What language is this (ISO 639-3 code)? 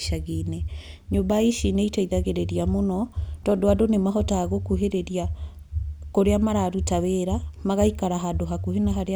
kik